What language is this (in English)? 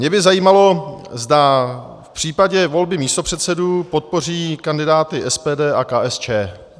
Czech